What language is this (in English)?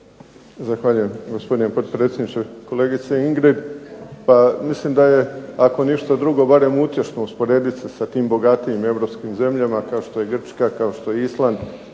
Croatian